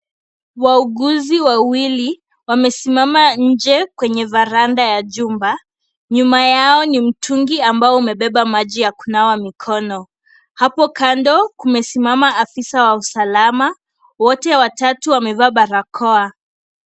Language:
Swahili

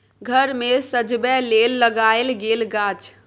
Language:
Maithili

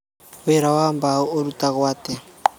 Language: Kikuyu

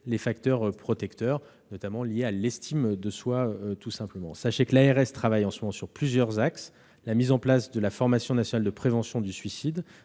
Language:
French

